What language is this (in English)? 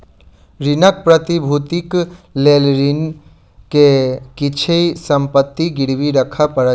Maithili